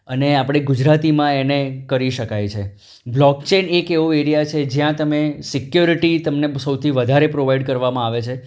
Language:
Gujarati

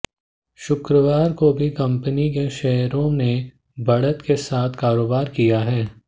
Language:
Hindi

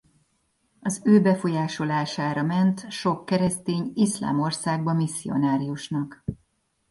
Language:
Hungarian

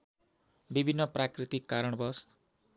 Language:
Nepali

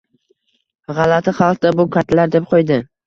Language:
Uzbek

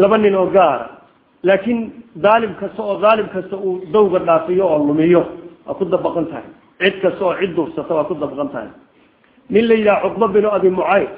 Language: Arabic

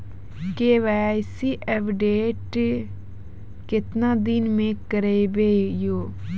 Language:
Maithili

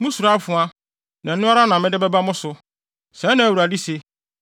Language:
Akan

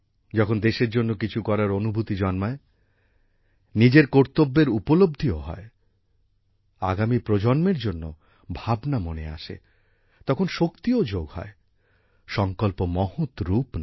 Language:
Bangla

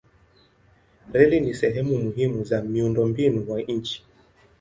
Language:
Swahili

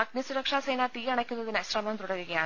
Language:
Malayalam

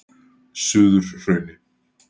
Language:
Icelandic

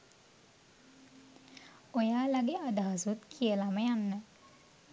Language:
Sinhala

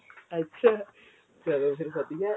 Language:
Punjabi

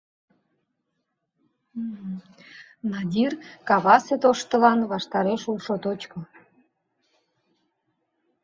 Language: Mari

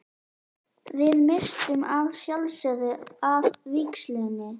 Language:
Icelandic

